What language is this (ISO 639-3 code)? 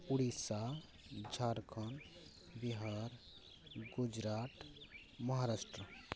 sat